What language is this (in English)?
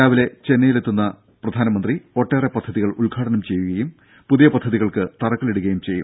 Malayalam